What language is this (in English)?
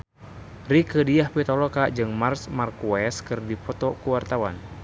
Sundanese